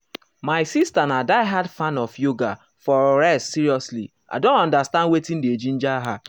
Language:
Nigerian Pidgin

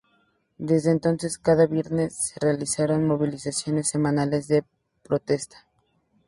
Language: Spanish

